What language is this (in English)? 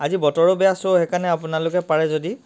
Assamese